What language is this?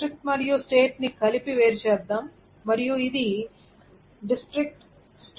Telugu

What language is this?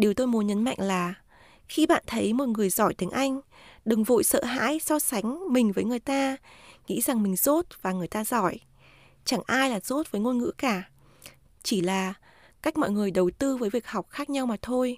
Vietnamese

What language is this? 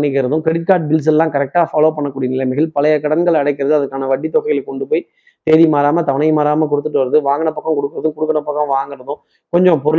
Tamil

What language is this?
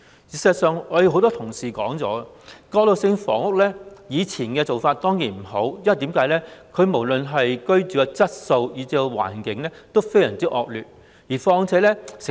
Cantonese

